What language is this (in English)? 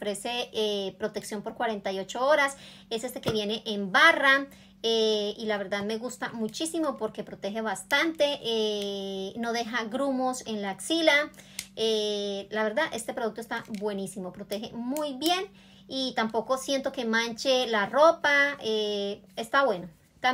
Spanish